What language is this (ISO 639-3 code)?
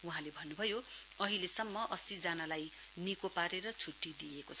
nep